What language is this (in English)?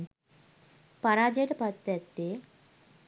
Sinhala